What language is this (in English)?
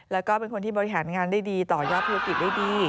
Thai